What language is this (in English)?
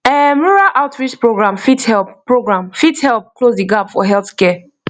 Nigerian Pidgin